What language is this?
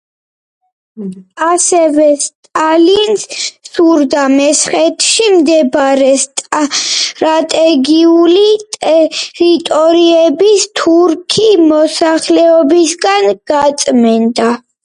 Georgian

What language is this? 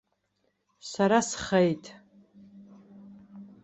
Abkhazian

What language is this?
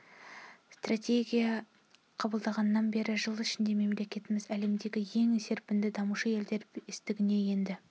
Kazakh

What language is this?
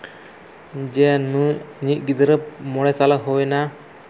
Santali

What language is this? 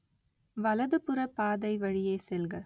Tamil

